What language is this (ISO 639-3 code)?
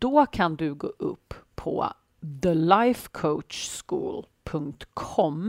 swe